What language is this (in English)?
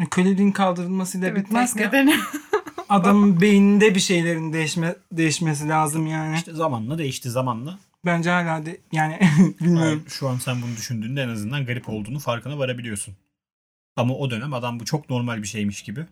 Turkish